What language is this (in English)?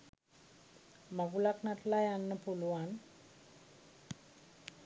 Sinhala